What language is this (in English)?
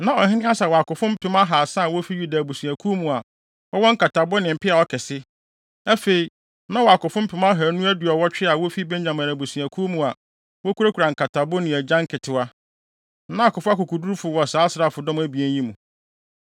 Akan